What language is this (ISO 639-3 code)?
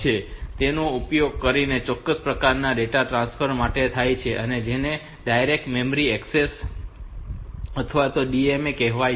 guj